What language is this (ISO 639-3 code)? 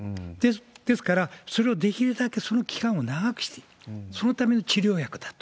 jpn